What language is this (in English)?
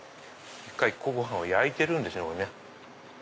Japanese